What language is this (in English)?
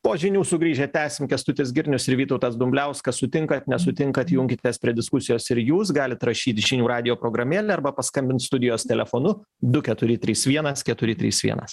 Lithuanian